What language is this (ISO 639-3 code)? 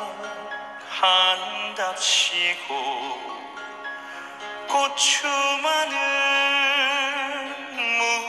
ara